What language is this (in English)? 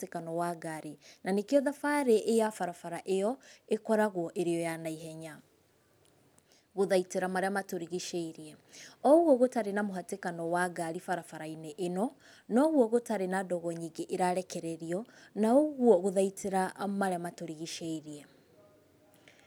Kikuyu